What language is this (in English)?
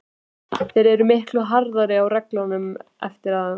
Icelandic